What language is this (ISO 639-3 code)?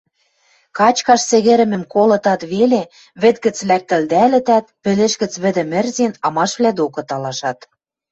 mrj